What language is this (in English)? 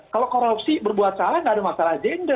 Indonesian